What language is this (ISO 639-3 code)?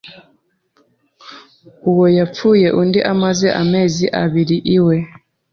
kin